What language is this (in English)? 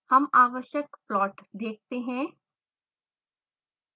Hindi